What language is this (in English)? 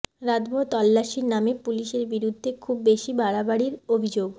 Bangla